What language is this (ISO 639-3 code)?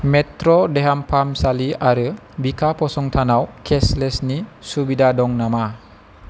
brx